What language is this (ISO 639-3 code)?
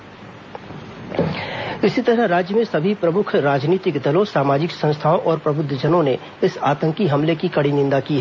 hin